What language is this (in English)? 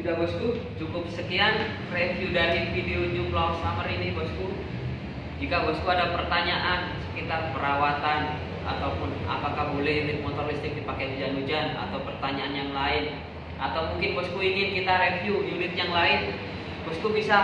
Indonesian